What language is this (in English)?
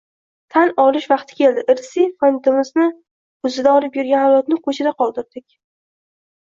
Uzbek